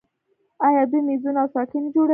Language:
Pashto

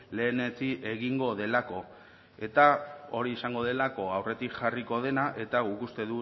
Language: Basque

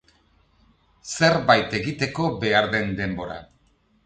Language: Basque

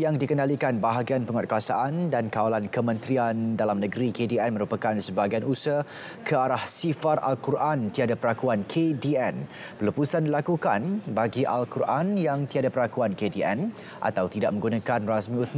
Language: Malay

